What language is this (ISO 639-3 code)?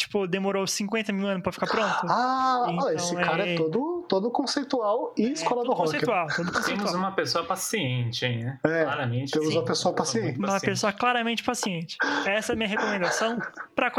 por